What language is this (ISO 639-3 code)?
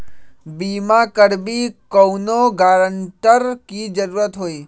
mag